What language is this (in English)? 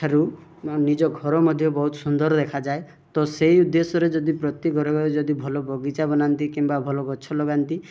Odia